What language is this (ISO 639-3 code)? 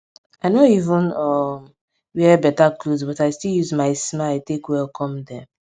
pcm